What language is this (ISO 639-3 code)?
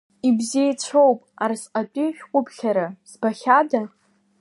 abk